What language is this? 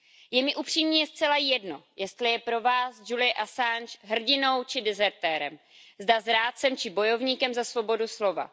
Czech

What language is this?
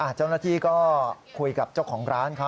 Thai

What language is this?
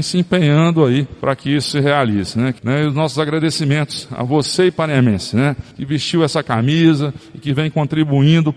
Portuguese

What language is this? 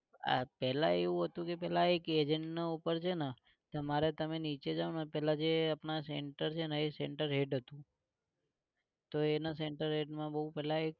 Gujarati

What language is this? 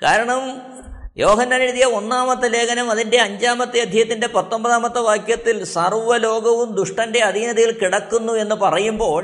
Malayalam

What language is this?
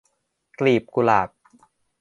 Thai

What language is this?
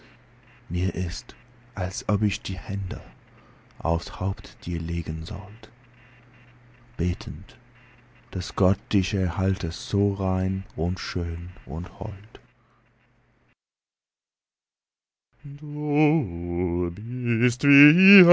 German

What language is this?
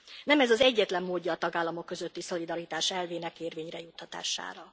Hungarian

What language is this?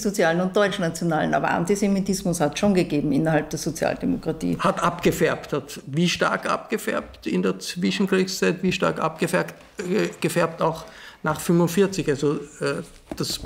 German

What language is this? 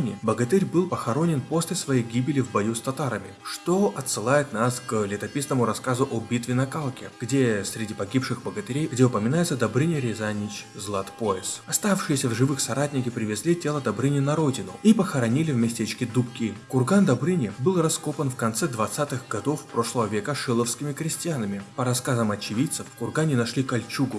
Russian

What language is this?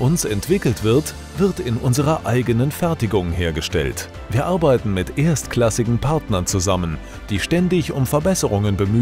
German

